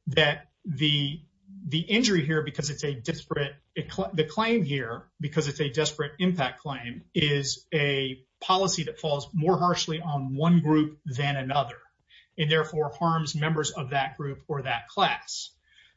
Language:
English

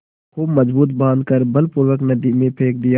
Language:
Hindi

